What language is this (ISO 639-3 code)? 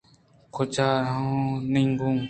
bgp